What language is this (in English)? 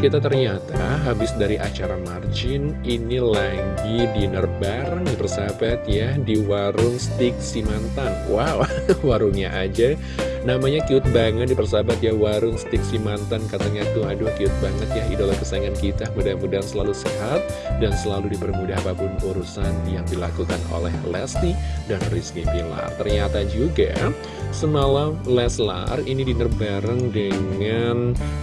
Indonesian